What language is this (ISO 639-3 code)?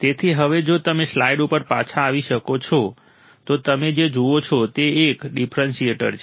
guj